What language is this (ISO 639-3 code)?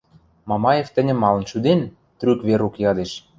mrj